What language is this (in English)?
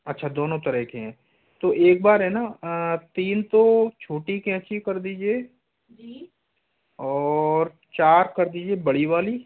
Hindi